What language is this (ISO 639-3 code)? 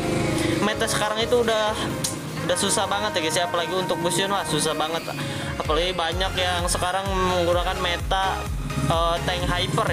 ind